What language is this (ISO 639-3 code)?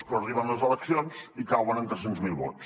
cat